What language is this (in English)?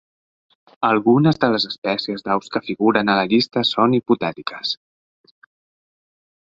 Catalan